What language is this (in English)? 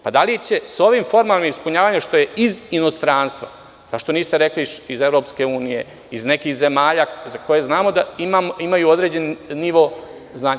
Serbian